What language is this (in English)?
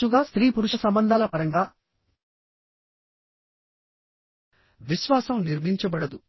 Telugu